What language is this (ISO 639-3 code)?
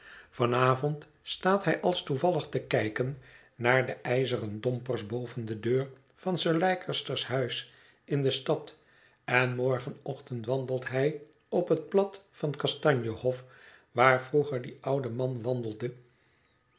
nld